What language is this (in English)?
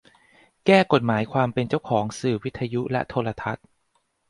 Thai